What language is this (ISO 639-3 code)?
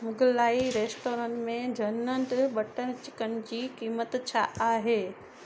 snd